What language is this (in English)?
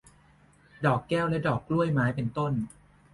Thai